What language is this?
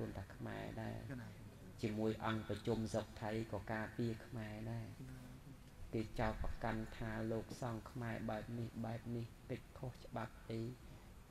Thai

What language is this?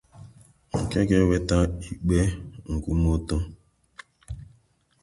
Igbo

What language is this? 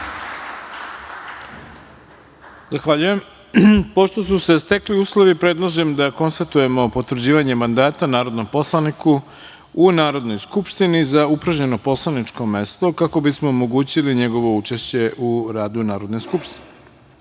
Serbian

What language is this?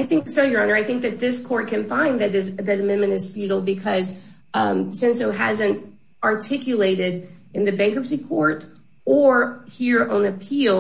English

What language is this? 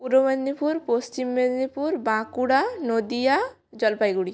Bangla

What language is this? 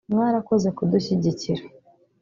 Kinyarwanda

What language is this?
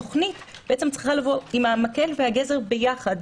Hebrew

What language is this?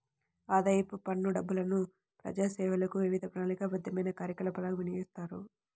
Telugu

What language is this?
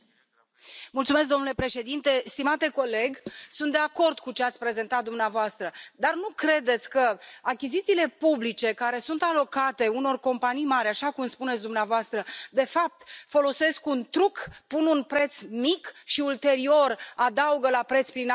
Romanian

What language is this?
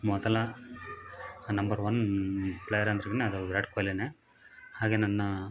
Kannada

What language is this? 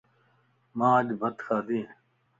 Lasi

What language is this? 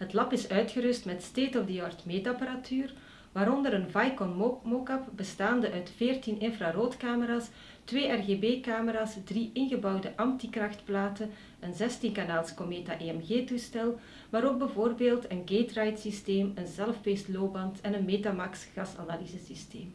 Dutch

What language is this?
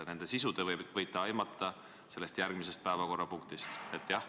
Estonian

